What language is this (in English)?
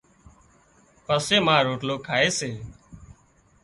Wadiyara Koli